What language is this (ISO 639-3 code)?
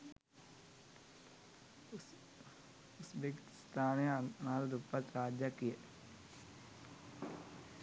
sin